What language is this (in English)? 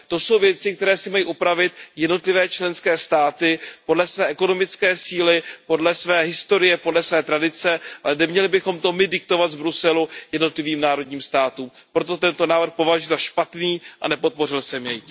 Czech